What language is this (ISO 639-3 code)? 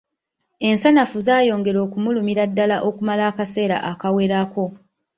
lug